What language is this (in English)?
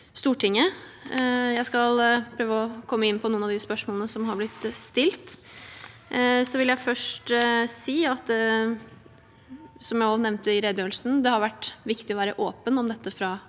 Norwegian